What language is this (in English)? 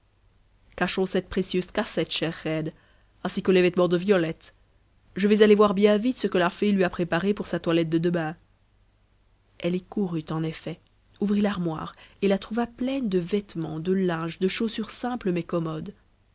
French